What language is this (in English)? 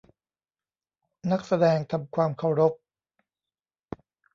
Thai